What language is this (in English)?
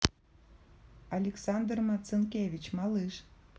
Russian